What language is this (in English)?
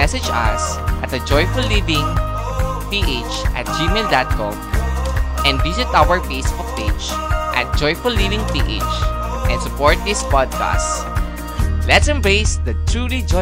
Filipino